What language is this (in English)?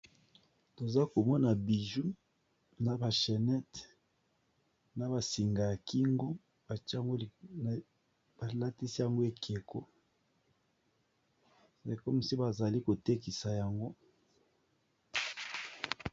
Lingala